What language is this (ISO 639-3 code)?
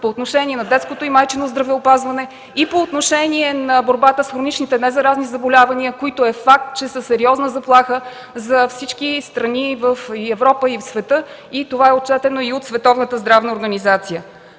bul